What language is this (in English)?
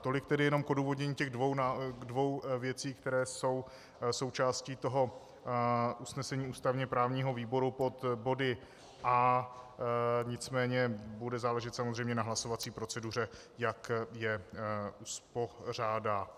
Czech